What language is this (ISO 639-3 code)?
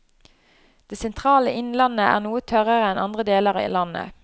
nor